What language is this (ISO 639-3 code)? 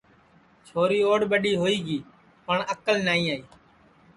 ssi